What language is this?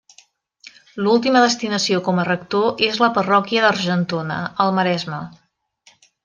Catalan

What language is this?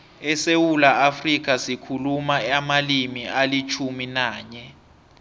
South Ndebele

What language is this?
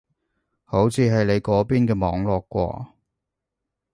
Cantonese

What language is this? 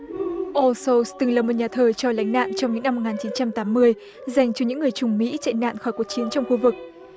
Vietnamese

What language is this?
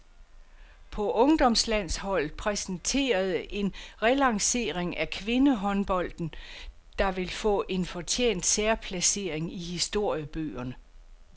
Danish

